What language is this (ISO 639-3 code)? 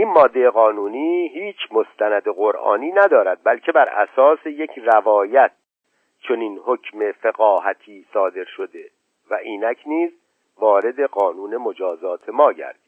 fas